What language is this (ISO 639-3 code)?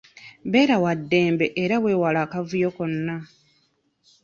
lug